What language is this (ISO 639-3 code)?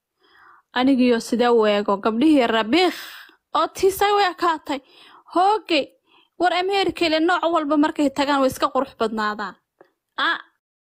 ara